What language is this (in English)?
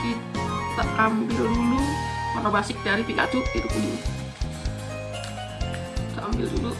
Indonesian